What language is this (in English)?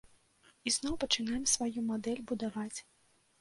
Belarusian